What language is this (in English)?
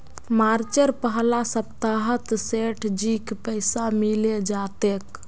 Magahi